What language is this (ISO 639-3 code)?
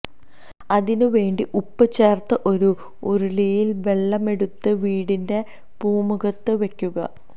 mal